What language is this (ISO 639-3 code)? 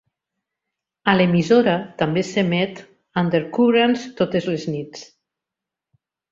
cat